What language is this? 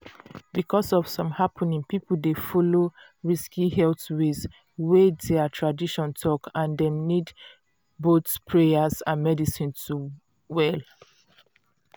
Nigerian Pidgin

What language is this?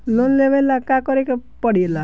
Bhojpuri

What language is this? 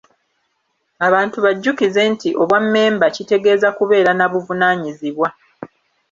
Ganda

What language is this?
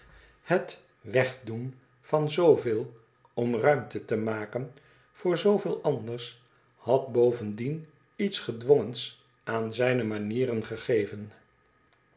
Dutch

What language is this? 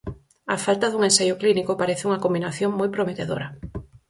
Galician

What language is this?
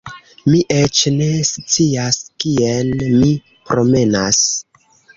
Esperanto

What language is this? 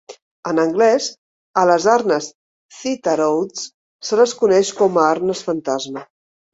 Catalan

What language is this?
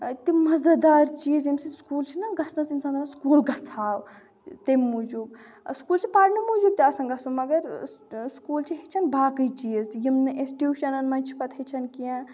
Kashmiri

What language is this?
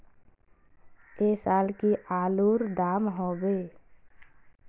Magahi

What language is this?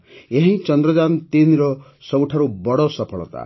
Odia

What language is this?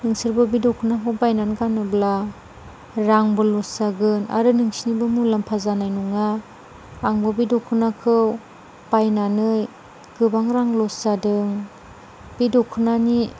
Bodo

